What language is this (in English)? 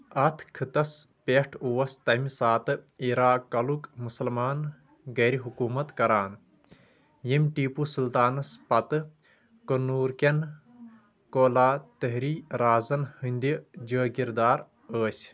Kashmiri